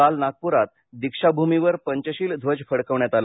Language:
Marathi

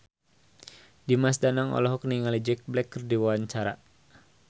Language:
Sundanese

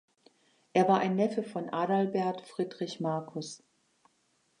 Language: German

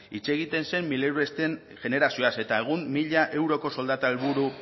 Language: Basque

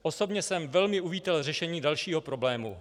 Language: Czech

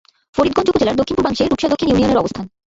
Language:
Bangla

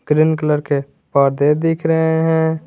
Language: Hindi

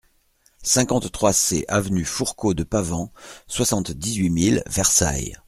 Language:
French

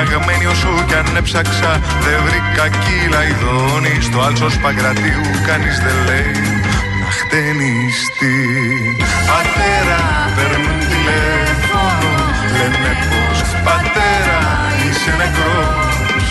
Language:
Greek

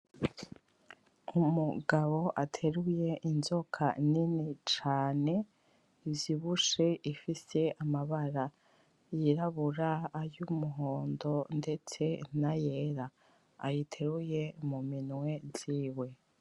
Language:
Rundi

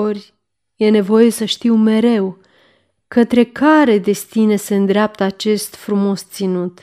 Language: Romanian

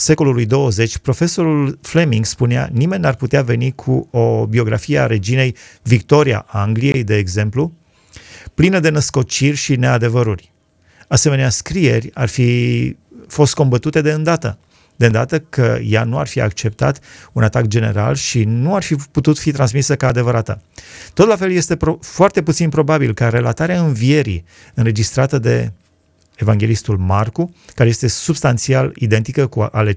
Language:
Romanian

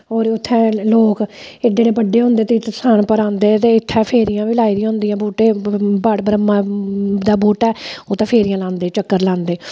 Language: Dogri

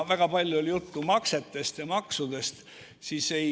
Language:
Estonian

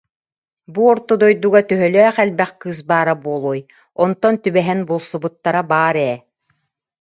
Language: Yakut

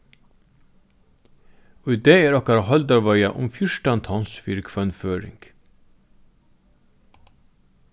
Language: Faroese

